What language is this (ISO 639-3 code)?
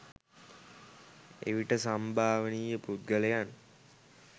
sin